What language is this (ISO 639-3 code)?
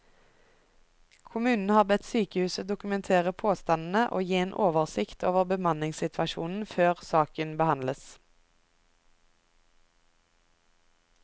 nor